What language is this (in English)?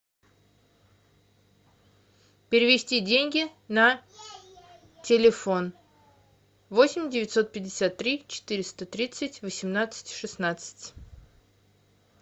Russian